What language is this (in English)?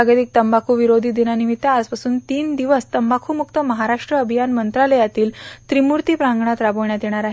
Marathi